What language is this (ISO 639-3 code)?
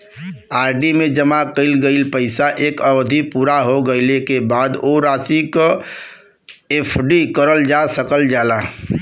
bho